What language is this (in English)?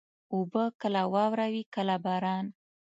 Pashto